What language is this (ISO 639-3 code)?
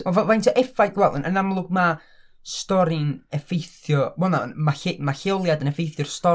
cym